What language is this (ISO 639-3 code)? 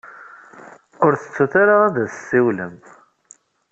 kab